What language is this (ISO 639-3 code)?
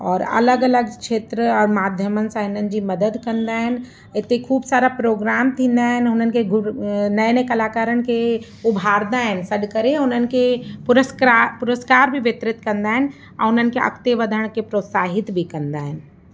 snd